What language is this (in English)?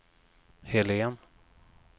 Swedish